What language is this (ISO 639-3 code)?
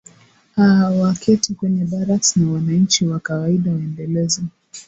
swa